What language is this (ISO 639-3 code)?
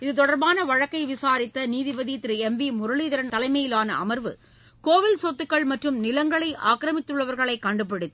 tam